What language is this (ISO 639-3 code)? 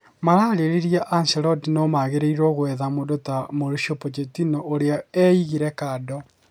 kik